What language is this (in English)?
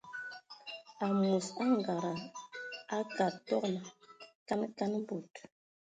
Ewondo